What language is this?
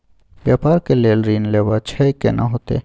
Maithili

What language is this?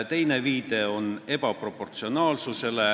Estonian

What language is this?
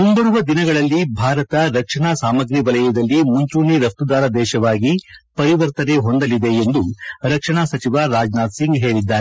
Kannada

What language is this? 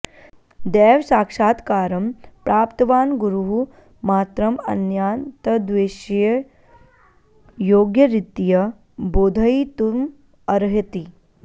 Sanskrit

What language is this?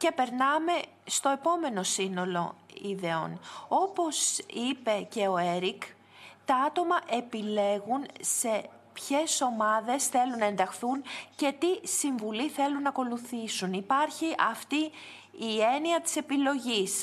Greek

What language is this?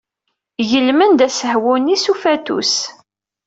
Kabyle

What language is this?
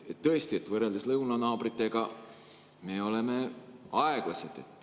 Estonian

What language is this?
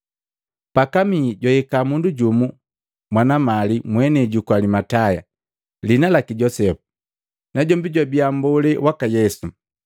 Matengo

